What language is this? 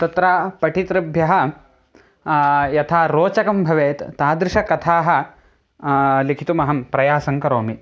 Sanskrit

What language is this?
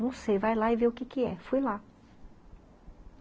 Portuguese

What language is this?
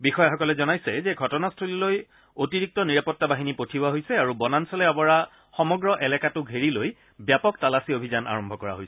Assamese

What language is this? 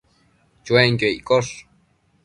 Matsés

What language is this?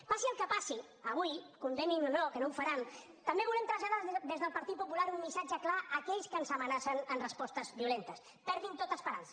Catalan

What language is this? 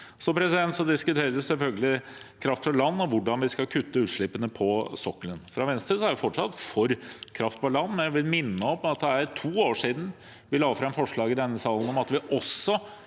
Norwegian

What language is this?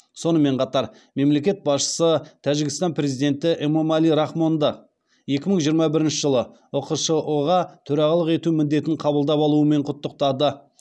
Kazakh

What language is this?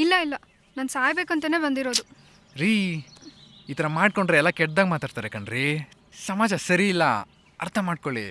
Kannada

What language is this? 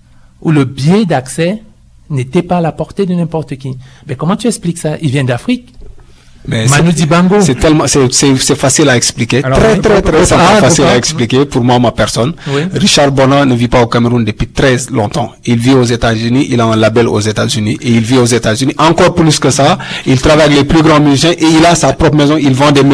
French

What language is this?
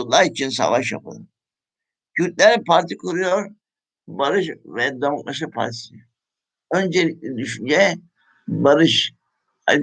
Turkish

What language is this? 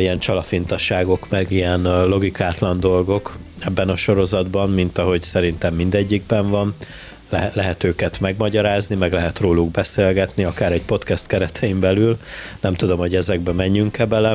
Hungarian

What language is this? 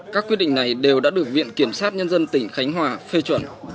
Vietnamese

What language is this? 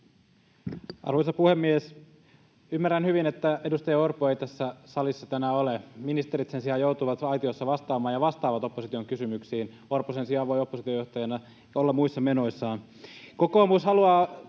Finnish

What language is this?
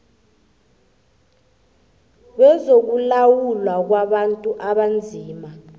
South Ndebele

